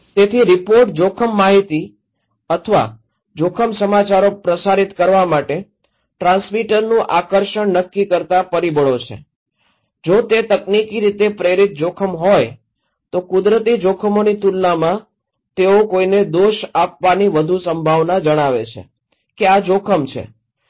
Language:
Gujarati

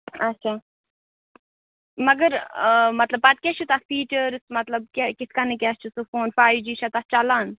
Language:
Kashmiri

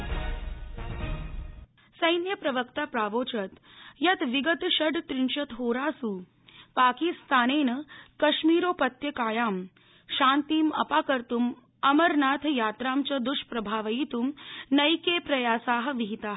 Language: Sanskrit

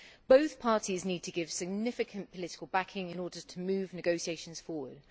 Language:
English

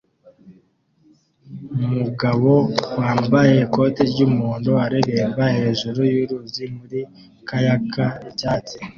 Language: Kinyarwanda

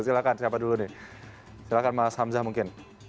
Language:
Indonesian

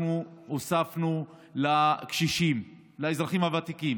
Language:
Hebrew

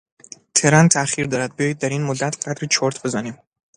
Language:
Persian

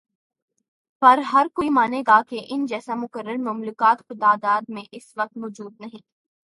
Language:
Urdu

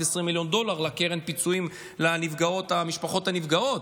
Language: Hebrew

